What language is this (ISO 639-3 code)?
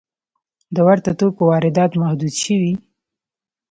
pus